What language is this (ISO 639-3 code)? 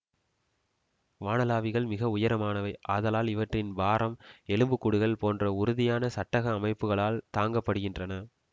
tam